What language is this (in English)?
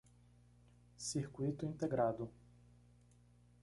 Portuguese